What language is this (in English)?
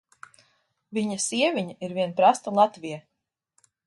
Latvian